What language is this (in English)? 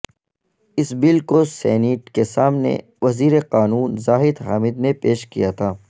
Urdu